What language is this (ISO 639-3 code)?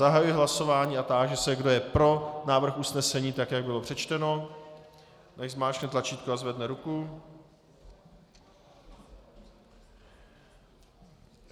ces